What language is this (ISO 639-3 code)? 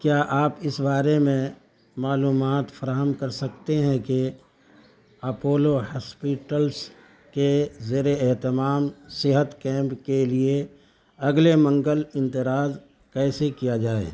urd